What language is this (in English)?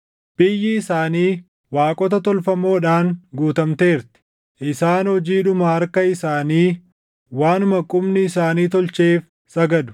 Oromo